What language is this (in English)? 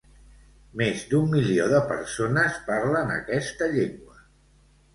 Catalan